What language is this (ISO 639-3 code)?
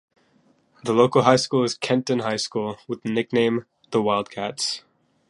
eng